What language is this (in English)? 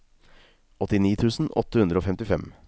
Norwegian